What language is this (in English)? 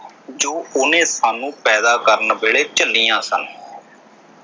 Punjabi